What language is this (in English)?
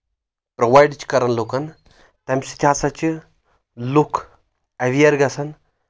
Kashmiri